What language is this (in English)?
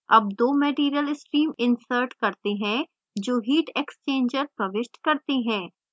Hindi